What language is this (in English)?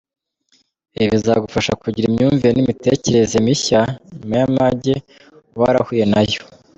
Kinyarwanda